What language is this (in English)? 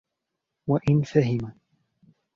Arabic